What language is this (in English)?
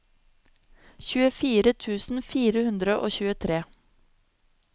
Norwegian